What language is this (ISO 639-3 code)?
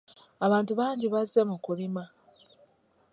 lug